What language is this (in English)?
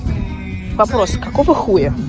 Russian